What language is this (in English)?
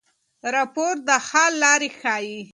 Pashto